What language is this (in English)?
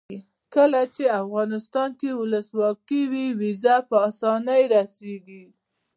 Pashto